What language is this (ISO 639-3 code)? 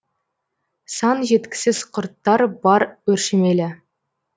kaz